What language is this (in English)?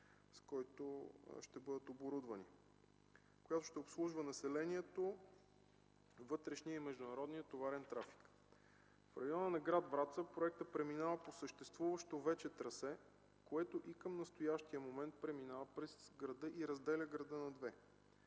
Bulgarian